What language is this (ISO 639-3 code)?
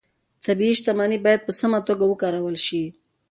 pus